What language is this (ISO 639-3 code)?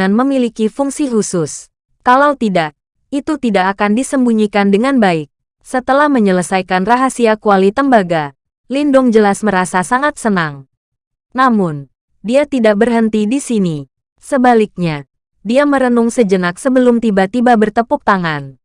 ind